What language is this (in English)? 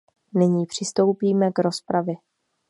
Czech